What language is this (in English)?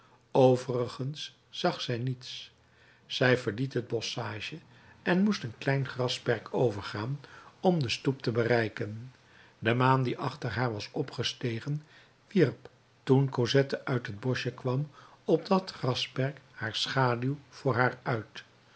Dutch